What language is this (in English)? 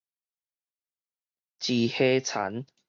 Min Nan Chinese